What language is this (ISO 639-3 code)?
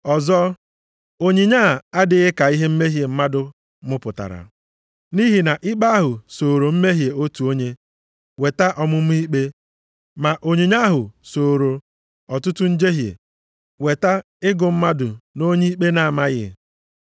ibo